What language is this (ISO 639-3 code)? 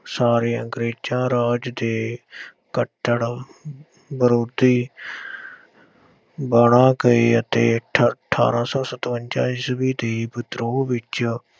pan